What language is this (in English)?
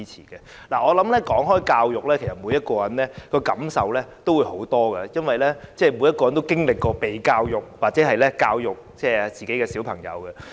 Cantonese